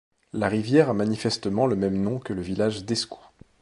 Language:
French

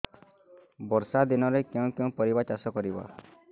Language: Odia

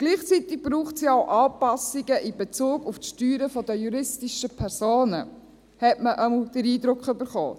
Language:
Swiss German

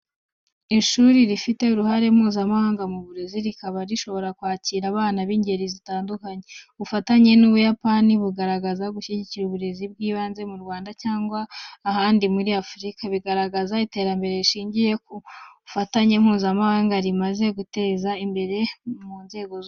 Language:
Kinyarwanda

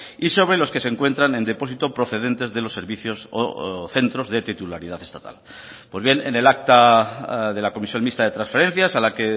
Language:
Spanish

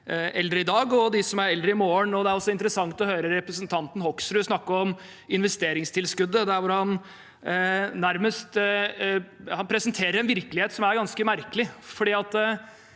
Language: Norwegian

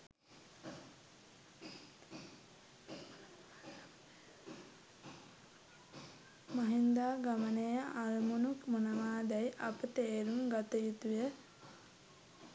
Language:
Sinhala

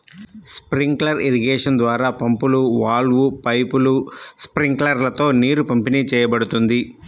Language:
Telugu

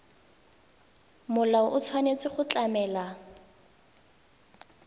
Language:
Tswana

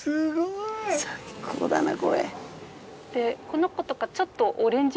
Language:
Japanese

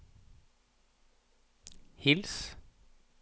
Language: Norwegian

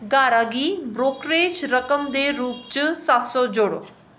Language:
Dogri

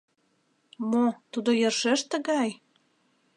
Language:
Mari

